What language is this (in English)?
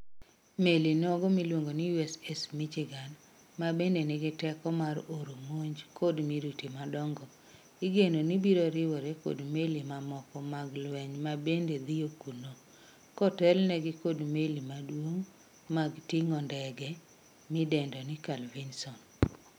Luo (Kenya and Tanzania)